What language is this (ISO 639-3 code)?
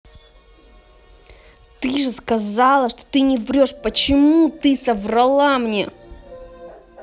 rus